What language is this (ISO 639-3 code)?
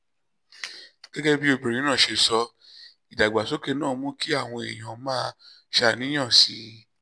yor